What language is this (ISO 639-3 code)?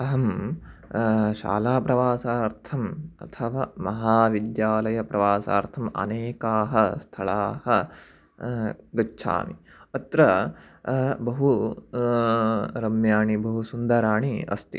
san